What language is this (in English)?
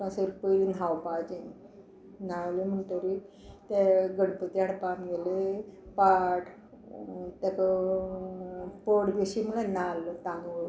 Konkani